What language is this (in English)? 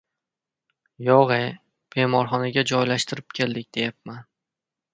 Uzbek